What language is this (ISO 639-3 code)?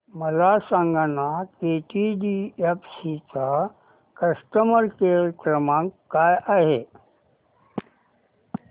mar